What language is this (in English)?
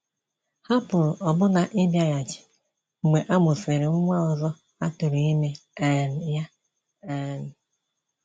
Igbo